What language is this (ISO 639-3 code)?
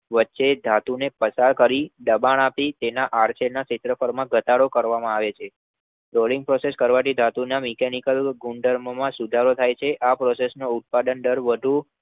guj